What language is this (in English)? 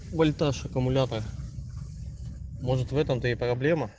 Russian